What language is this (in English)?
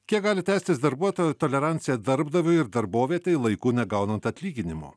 Lithuanian